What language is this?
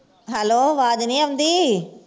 Punjabi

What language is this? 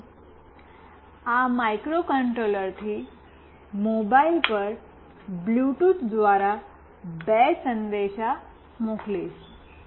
Gujarati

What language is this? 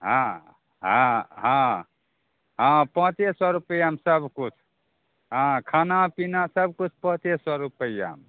Maithili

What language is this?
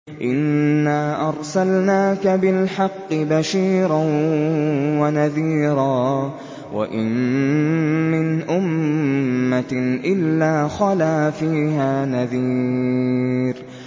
Arabic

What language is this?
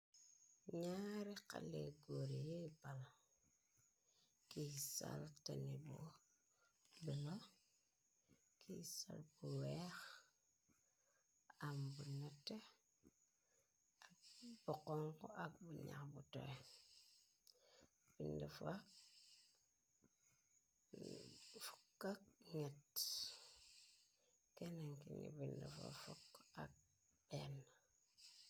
Wolof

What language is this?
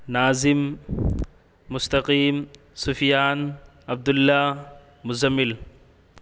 Urdu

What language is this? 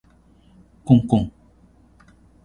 Japanese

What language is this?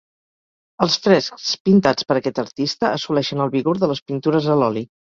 Catalan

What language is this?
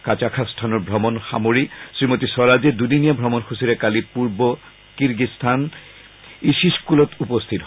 Assamese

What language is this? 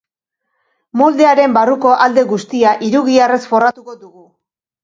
Basque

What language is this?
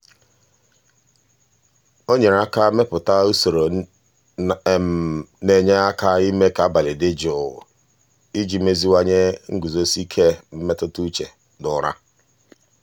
Igbo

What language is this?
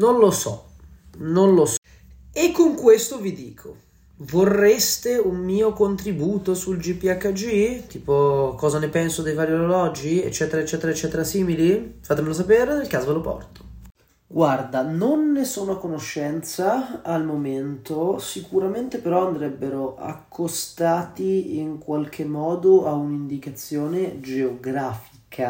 Italian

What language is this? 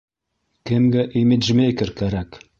Bashkir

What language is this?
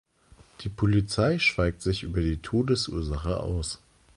German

